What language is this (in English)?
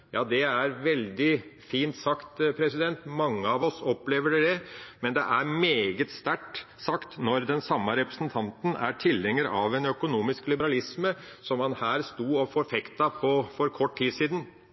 Norwegian Bokmål